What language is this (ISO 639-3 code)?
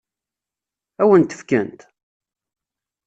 kab